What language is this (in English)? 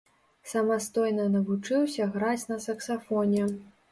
Belarusian